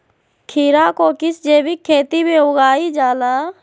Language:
Magahi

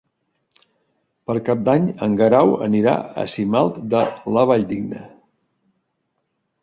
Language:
Catalan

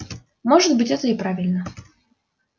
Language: Russian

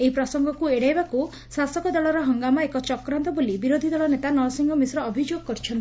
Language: Odia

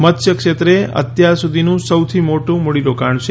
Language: Gujarati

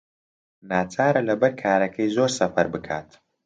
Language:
Central Kurdish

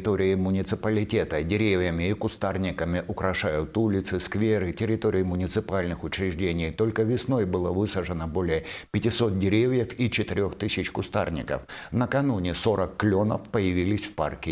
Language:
Russian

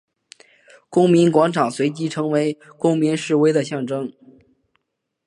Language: Chinese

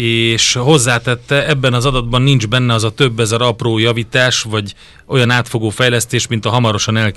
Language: Hungarian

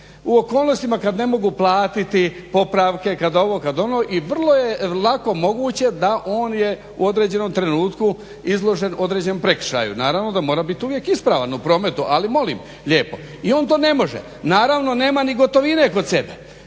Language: Croatian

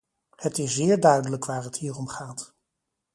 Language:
Dutch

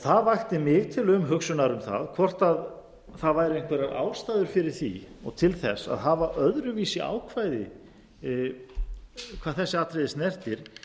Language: Icelandic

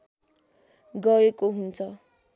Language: Nepali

